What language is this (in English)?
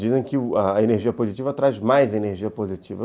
Portuguese